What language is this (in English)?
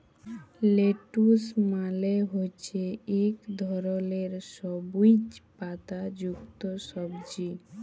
Bangla